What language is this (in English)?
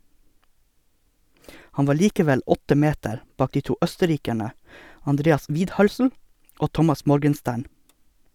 Norwegian